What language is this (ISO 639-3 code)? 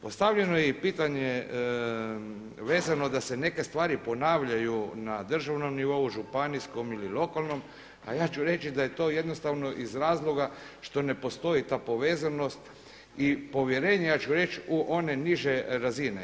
hrv